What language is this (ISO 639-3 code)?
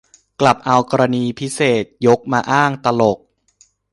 tha